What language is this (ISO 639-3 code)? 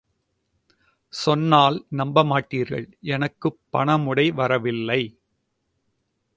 tam